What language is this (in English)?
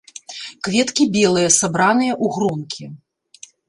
Belarusian